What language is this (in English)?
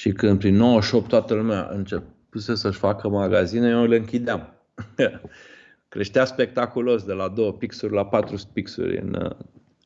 Romanian